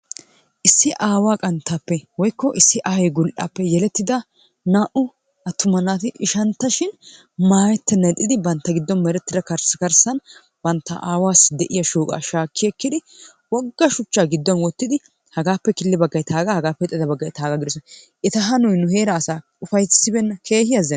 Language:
Wolaytta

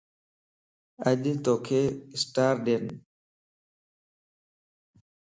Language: Lasi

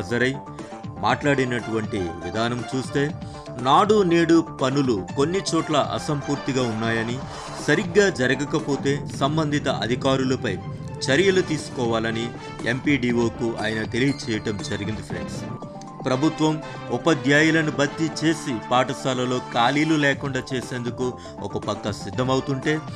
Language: Telugu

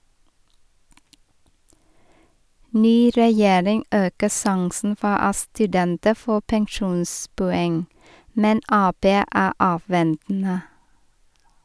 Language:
Norwegian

